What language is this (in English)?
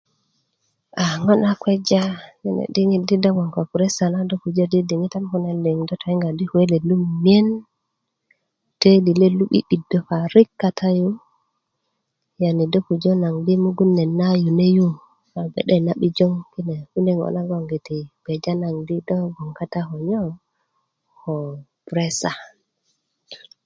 Kuku